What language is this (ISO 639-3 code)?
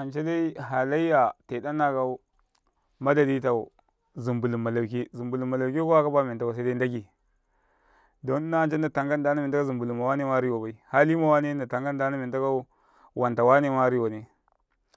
kai